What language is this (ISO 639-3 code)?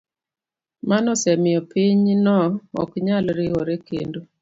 luo